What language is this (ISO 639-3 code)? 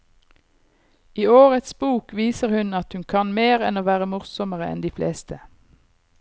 nor